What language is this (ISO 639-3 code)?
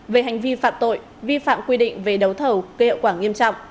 vie